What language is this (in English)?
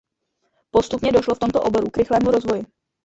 Czech